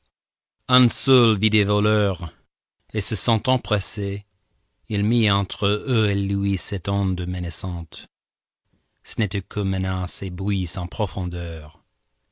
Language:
French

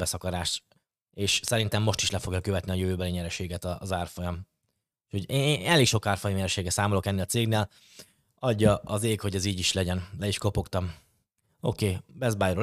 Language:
Hungarian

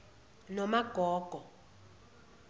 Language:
Zulu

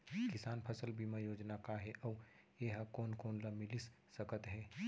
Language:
Chhattisgarhi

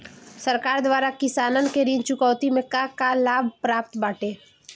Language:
Bhojpuri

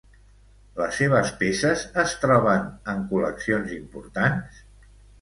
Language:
Catalan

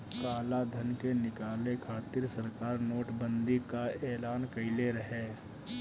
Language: Bhojpuri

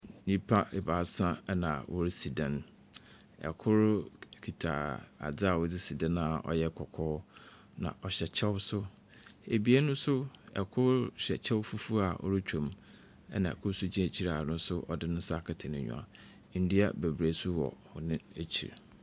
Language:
Akan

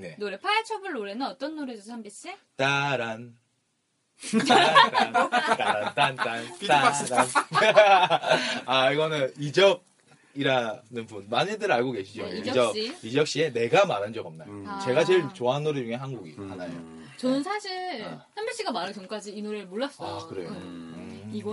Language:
Korean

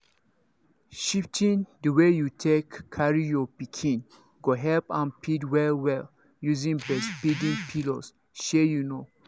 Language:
Nigerian Pidgin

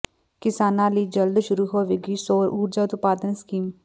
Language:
Punjabi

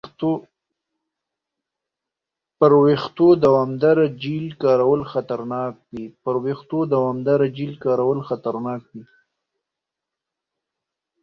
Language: Pashto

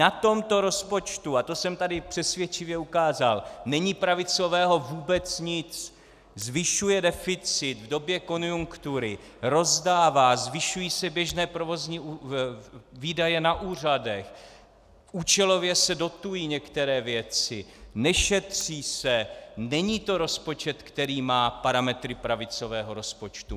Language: Czech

